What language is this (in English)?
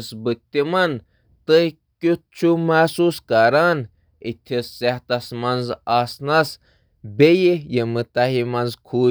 Kashmiri